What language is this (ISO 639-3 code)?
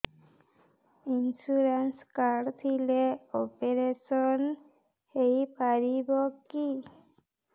ori